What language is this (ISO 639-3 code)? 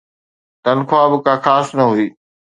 snd